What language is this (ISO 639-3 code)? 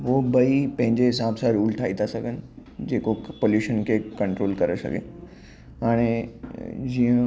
snd